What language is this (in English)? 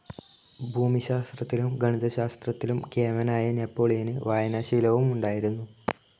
Malayalam